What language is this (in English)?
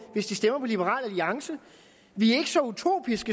Danish